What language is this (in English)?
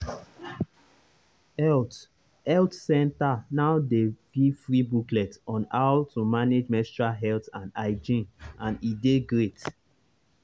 Nigerian Pidgin